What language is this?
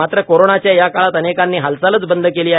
Marathi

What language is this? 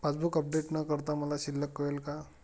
Marathi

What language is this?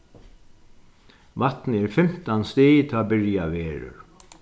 Faroese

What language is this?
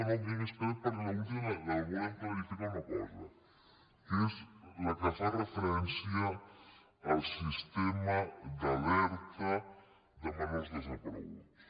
Catalan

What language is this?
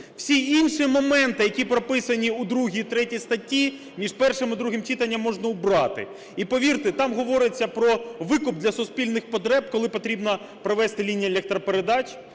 Ukrainian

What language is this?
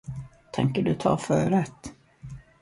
Swedish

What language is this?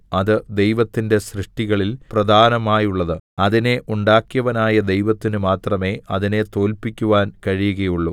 Malayalam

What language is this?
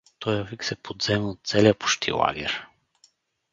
Bulgarian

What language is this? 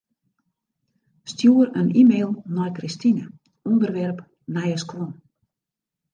Western Frisian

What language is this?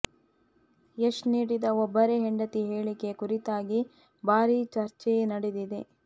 Kannada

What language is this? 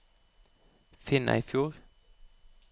Norwegian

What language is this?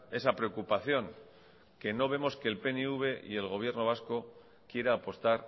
Spanish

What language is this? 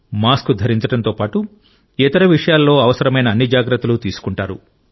Telugu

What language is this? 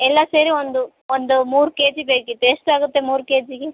Kannada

